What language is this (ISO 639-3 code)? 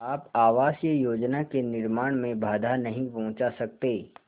hin